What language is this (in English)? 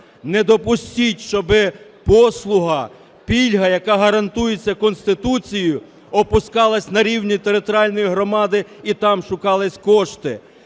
Ukrainian